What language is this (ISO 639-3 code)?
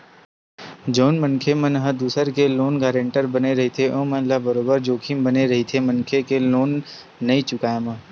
hne